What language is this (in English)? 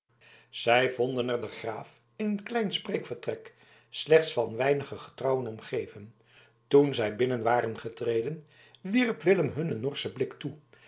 Dutch